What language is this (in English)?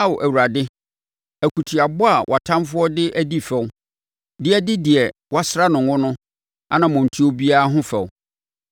Akan